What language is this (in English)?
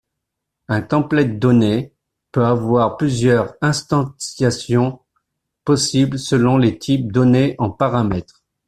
French